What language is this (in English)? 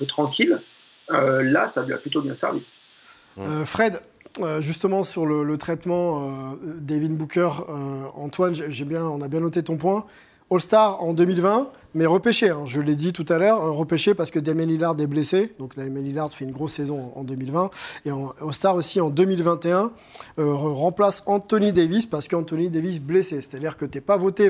French